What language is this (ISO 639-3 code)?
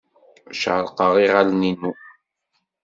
kab